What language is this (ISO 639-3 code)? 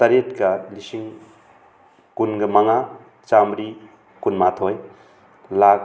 mni